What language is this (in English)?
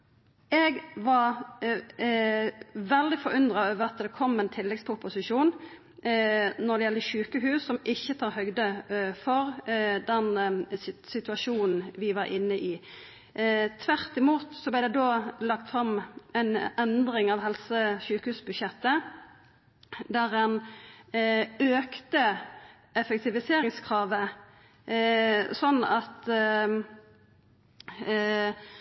Norwegian Nynorsk